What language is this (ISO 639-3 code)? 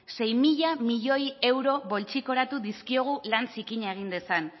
eus